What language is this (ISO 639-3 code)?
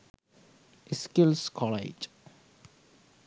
sin